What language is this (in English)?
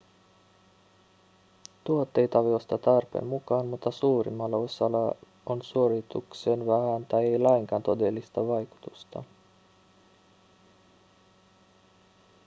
Finnish